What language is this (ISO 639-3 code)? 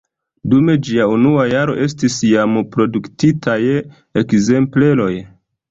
epo